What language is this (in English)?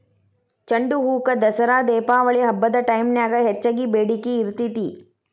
Kannada